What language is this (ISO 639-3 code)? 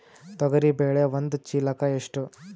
kan